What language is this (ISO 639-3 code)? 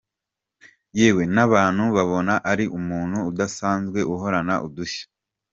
kin